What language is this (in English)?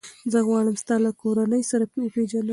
Pashto